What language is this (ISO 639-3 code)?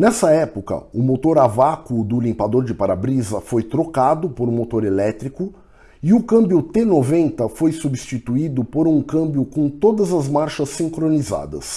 por